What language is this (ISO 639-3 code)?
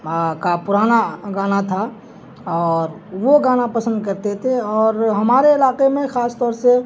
urd